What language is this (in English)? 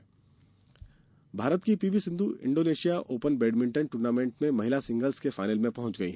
Hindi